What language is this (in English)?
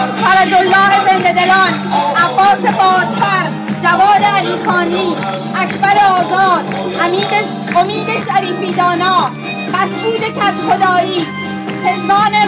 Persian